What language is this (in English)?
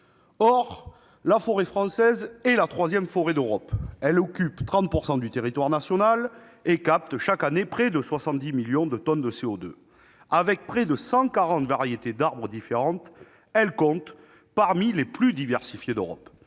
French